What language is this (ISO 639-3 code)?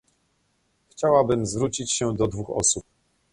pol